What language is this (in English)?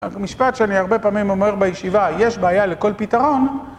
Hebrew